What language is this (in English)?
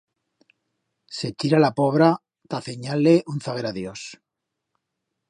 Aragonese